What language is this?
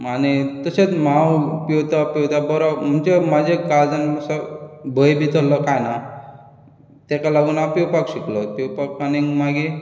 Konkani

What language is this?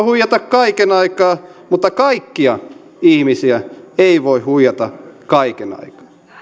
Finnish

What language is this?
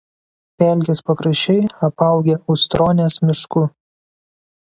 Lithuanian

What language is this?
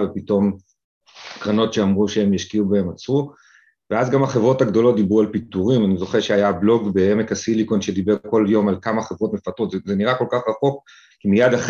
Hebrew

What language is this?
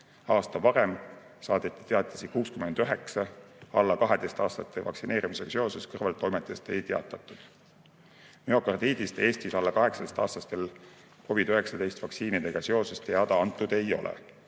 Estonian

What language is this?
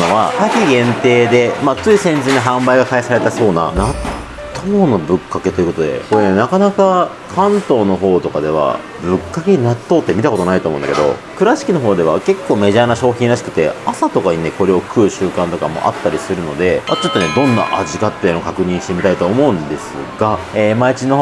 Japanese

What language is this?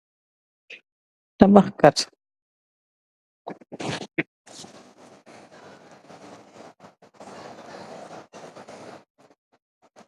Wolof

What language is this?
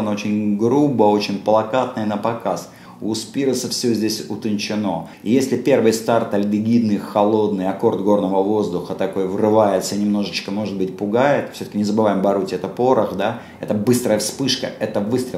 Russian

